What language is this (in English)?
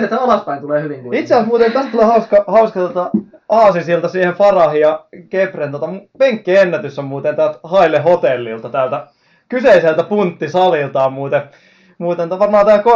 Finnish